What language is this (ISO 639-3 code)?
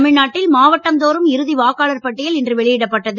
tam